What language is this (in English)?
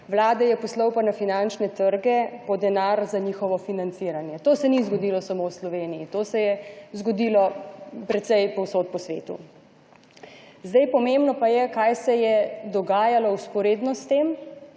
Slovenian